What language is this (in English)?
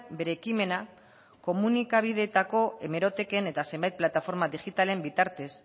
Basque